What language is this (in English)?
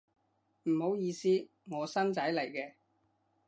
Cantonese